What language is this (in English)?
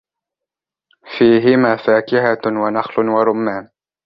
Arabic